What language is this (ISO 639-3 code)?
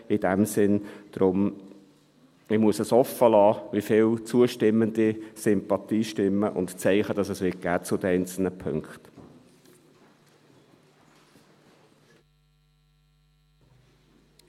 gsw